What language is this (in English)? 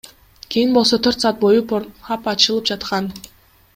Kyrgyz